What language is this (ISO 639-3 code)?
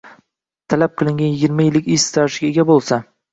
uzb